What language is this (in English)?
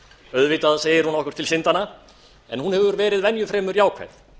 Icelandic